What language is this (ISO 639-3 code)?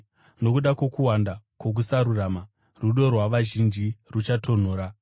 sna